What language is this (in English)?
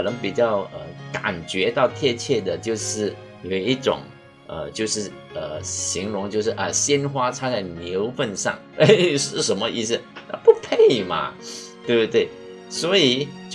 Chinese